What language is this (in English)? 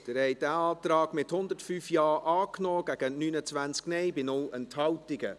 Swiss German